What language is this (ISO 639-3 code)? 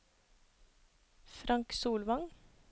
nor